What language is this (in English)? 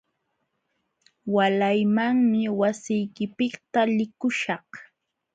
Jauja Wanca Quechua